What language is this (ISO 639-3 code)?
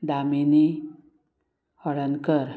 kok